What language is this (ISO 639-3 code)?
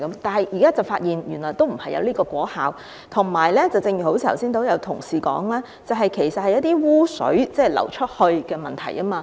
yue